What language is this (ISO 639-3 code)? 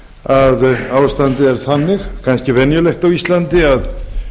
isl